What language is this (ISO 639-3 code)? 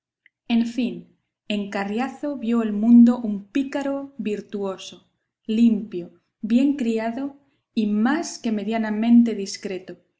spa